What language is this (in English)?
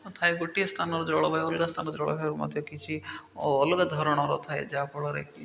Odia